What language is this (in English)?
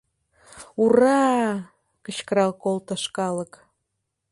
Mari